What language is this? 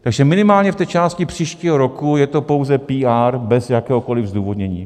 Czech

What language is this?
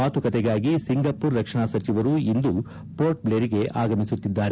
Kannada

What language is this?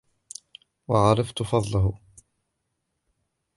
Arabic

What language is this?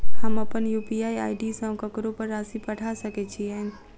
Maithili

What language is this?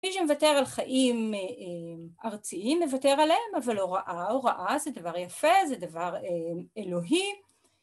Hebrew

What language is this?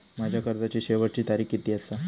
Marathi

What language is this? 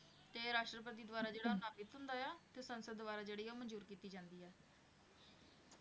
Punjabi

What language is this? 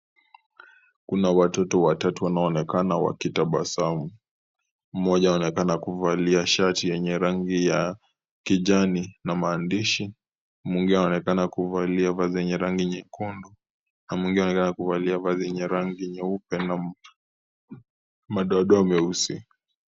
Swahili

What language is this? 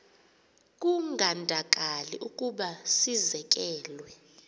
Xhosa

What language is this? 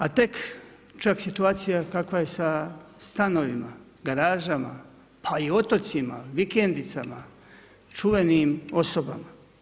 Croatian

